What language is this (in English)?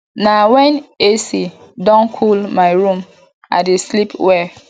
Nigerian Pidgin